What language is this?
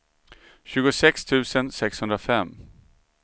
Swedish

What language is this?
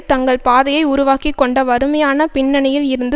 Tamil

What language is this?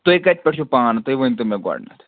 Kashmiri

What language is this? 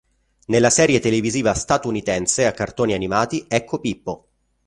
Italian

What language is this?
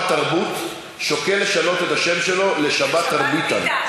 Hebrew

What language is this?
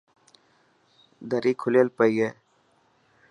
Dhatki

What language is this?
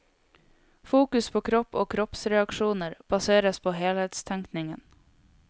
Norwegian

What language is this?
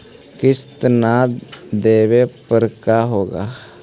Magahi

